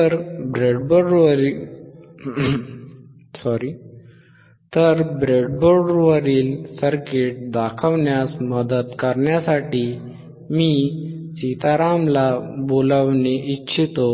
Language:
Marathi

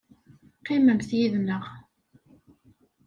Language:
Kabyle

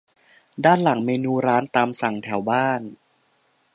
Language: Thai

